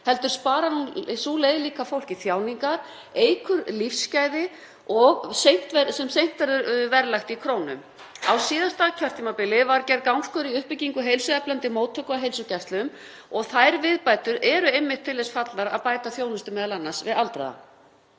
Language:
Icelandic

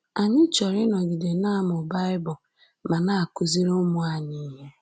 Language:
Igbo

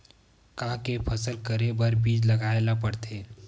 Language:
Chhattisgarhi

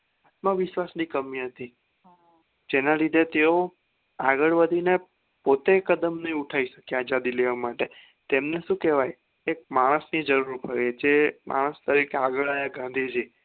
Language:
Gujarati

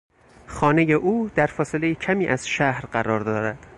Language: Persian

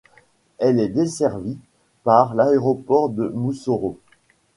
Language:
French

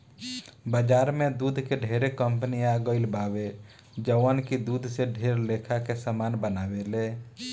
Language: Bhojpuri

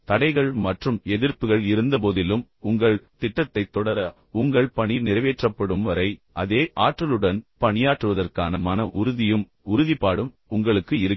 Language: Tamil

